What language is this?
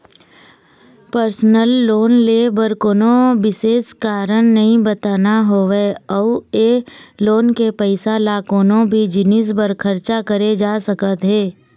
Chhattisgarhi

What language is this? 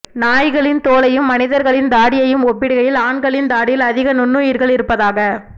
Tamil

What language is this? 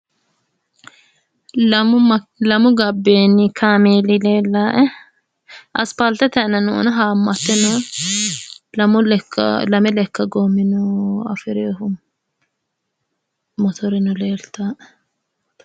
Sidamo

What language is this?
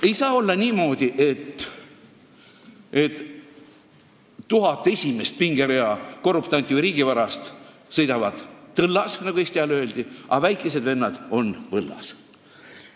Estonian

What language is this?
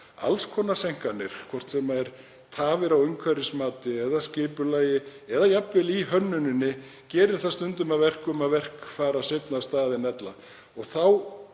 Icelandic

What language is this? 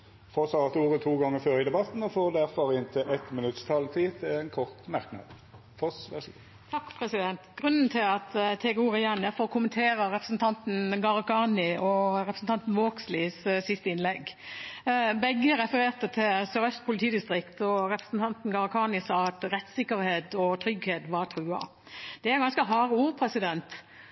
Norwegian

